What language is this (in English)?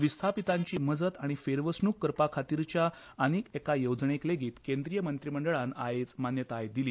Konkani